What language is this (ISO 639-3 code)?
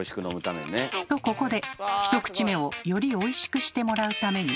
jpn